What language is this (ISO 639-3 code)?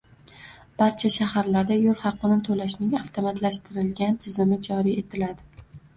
uzb